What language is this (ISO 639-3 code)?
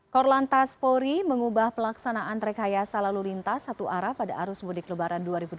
ind